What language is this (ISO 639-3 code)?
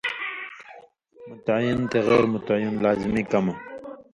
mvy